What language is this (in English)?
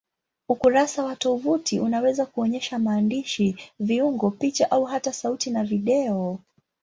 Swahili